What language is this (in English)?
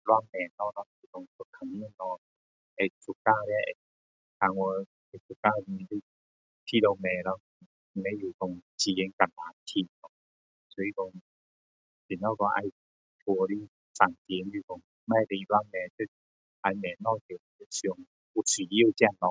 Min Dong Chinese